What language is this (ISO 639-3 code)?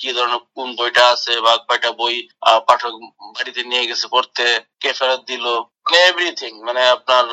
ben